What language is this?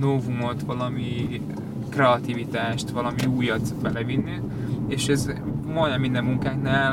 Hungarian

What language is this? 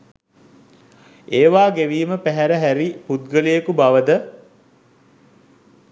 Sinhala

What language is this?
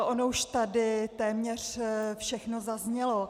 Czech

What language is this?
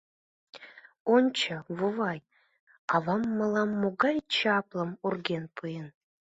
Mari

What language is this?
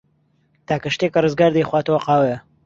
Central Kurdish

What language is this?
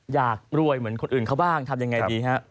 Thai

